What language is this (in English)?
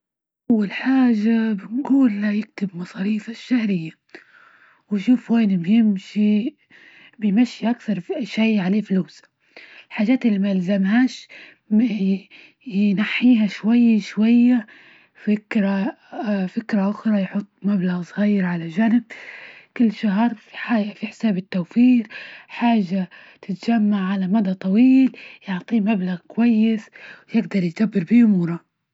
Libyan Arabic